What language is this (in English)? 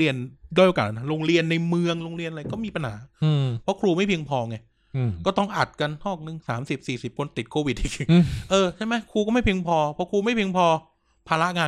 Thai